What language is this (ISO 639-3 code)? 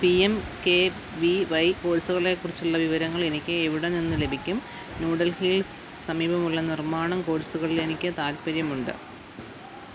mal